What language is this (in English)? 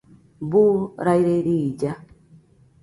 Nüpode Huitoto